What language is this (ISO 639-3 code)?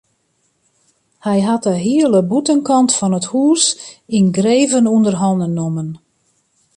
fry